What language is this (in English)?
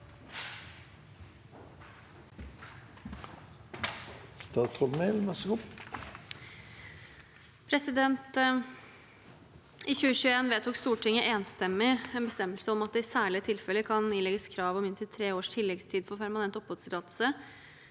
Norwegian